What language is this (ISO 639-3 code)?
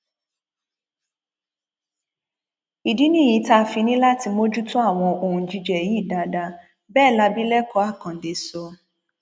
yor